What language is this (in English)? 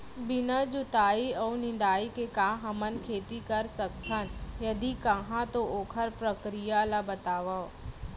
Chhattisgarhi